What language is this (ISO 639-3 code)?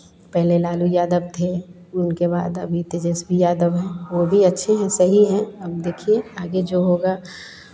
hin